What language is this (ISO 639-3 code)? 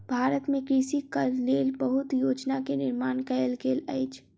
mai